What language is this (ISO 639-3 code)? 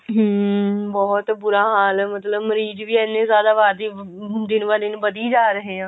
pan